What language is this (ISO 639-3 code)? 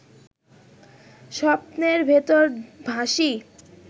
ben